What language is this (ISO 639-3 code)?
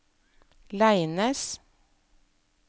nor